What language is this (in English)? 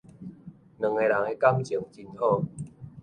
Min Nan Chinese